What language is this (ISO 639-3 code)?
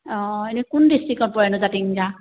asm